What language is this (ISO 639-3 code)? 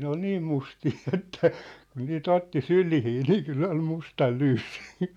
fin